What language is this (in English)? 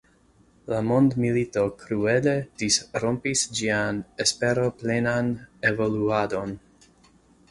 Esperanto